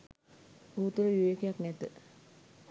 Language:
Sinhala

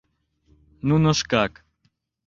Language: Mari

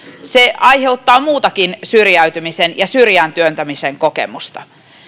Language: Finnish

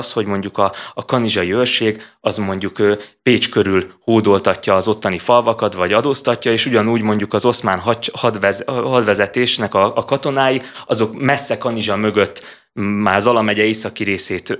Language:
Hungarian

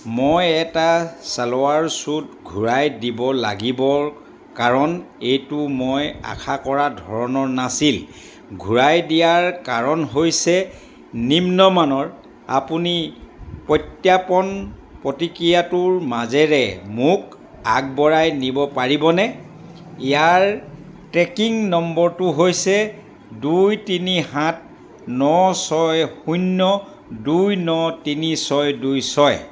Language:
Assamese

